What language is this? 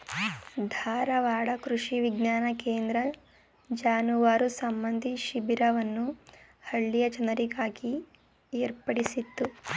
Kannada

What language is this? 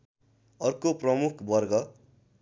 Nepali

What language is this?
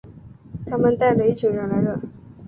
Chinese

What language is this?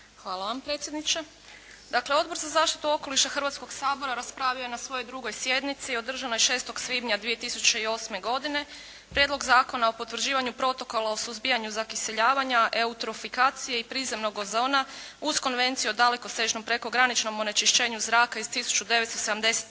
Croatian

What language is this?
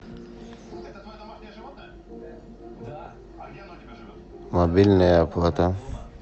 Russian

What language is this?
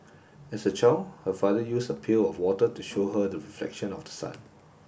English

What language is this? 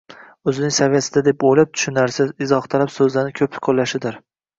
Uzbek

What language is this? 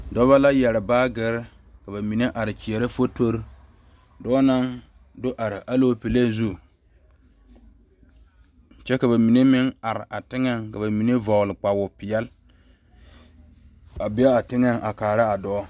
Southern Dagaare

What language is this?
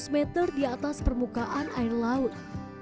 Indonesian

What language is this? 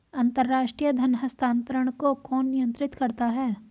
Hindi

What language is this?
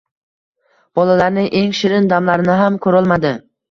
Uzbek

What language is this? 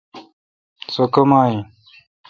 Kalkoti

